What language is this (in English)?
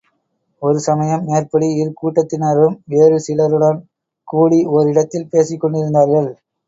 Tamil